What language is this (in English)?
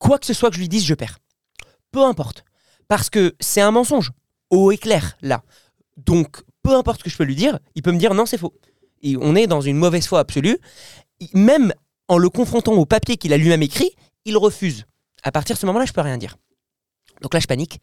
French